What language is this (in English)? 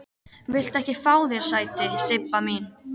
Icelandic